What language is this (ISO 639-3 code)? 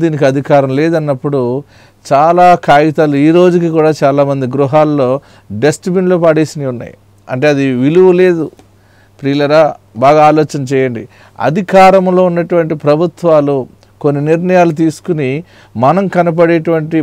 tur